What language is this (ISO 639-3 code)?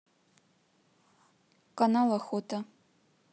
rus